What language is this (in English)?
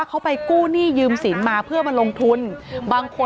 Thai